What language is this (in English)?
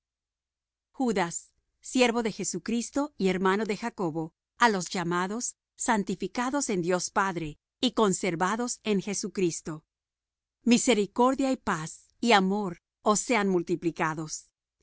Spanish